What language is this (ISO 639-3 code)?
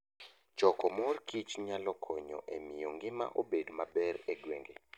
luo